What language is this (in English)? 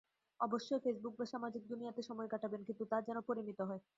Bangla